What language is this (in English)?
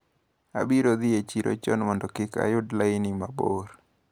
Luo (Kenya and Tanzania)